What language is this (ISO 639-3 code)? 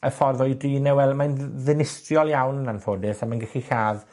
cym